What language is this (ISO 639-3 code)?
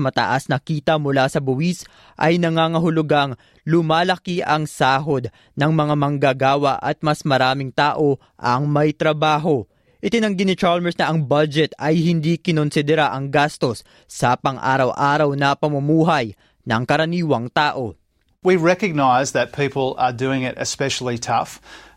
fil